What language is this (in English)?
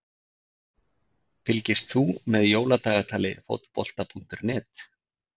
Icelandic